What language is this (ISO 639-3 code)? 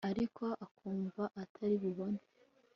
kin